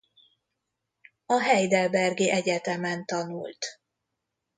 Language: Hungarian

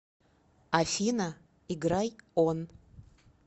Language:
Russian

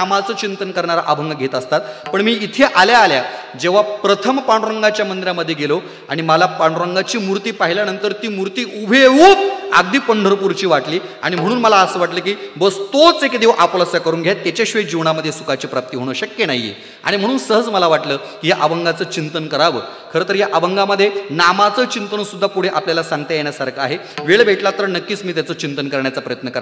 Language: Marathi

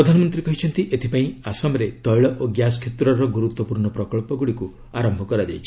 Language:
Odia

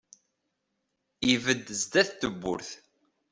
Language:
Kabyle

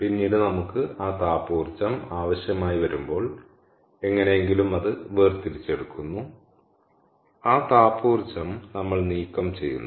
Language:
Malayalam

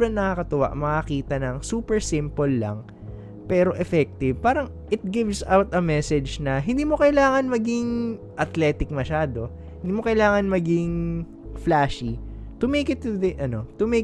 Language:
Filipino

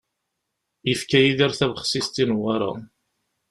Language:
Kabyle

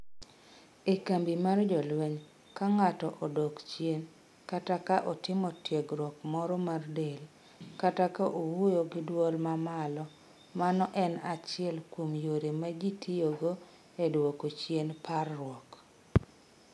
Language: Luo (Kenya and Tanzania)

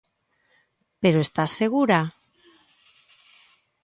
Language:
Galician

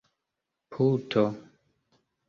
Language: Esperanto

